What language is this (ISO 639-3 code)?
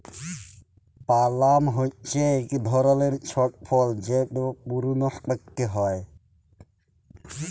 ben